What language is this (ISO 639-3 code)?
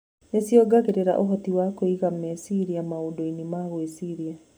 kik